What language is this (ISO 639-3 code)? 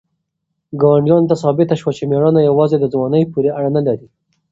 pus